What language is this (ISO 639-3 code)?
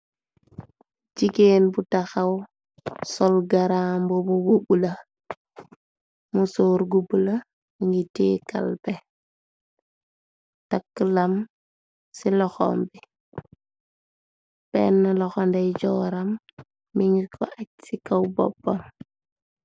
wol